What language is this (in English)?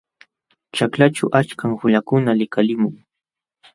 Jauja Wanca Quechua